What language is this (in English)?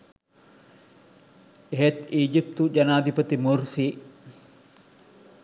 Sinhala